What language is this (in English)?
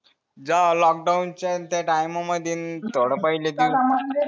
Marathi